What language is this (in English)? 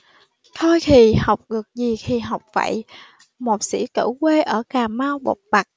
Vietnamese